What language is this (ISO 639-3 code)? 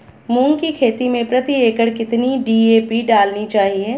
hin